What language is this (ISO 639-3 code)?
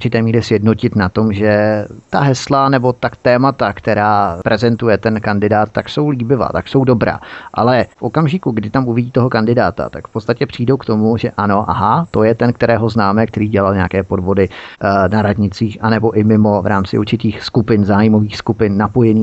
ces